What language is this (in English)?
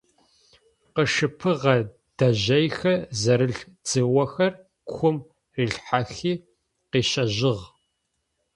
Adyghe